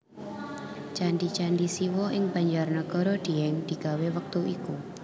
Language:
Javanese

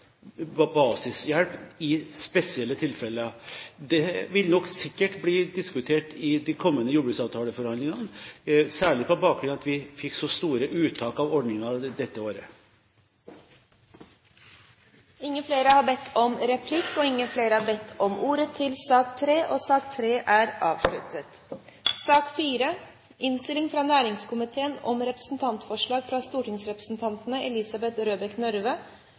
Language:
Norwegian Bokmål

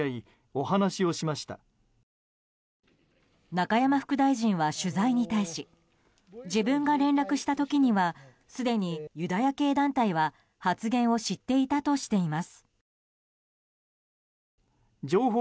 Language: Japanese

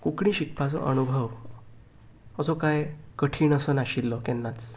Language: Konkani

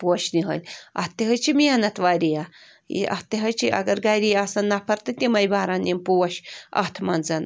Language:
Kashmiri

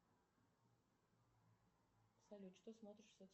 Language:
Russian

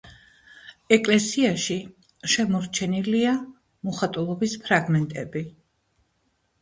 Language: Georgian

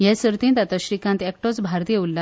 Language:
Konkani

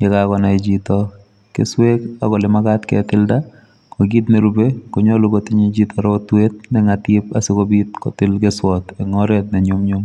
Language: Kalenjin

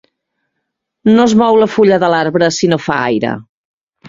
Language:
Catalan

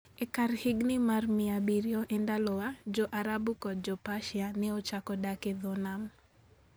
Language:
Luo (Kenya and Tanzania)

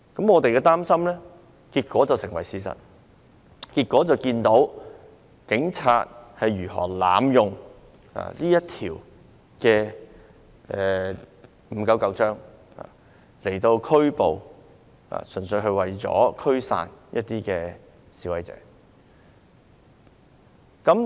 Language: Cantonese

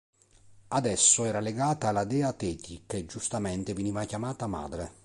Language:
Italian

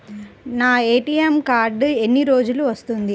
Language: Telugu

